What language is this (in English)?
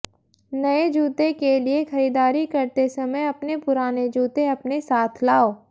Hindi